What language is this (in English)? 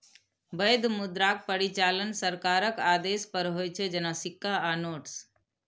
Maithili